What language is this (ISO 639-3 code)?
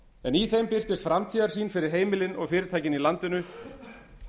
isl